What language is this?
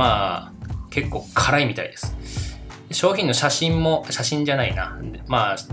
Japanese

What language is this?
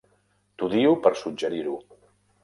Catalan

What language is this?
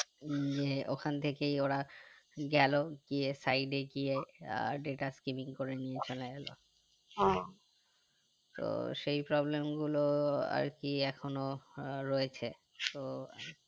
Bangla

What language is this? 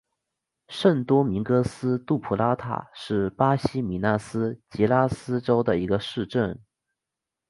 Chinese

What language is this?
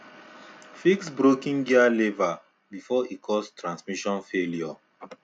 Nigerian Pidgin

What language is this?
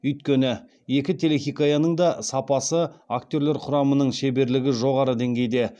Kazakh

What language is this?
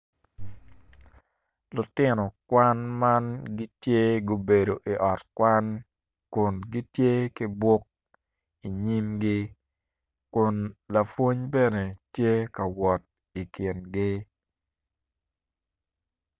Acoli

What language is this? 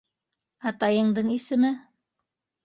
Bashkir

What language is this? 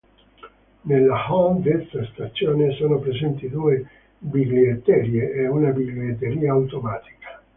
Italian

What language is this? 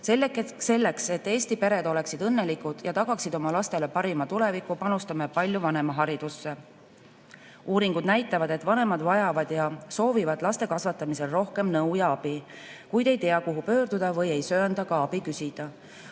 Estonian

